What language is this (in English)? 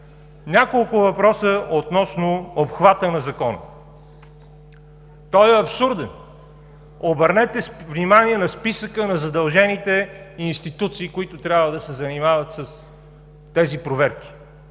Bulgarian